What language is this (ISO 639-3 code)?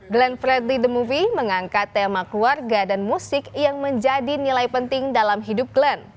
ind